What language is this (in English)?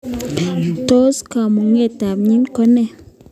Kalenjin